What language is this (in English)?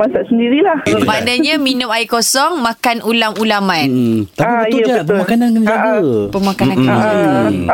Malay